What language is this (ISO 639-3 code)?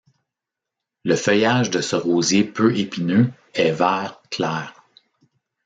fra